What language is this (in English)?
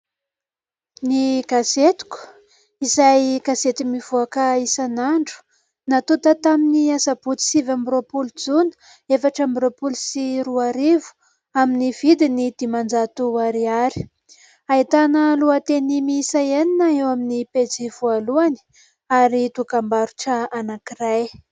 Malagasy